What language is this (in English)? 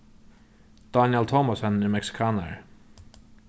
Faroese